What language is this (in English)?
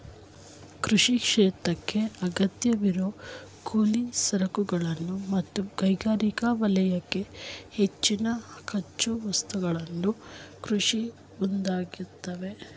Kannada